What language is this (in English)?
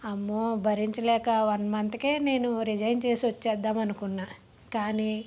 Telugu